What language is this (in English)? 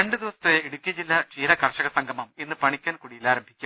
Malayalam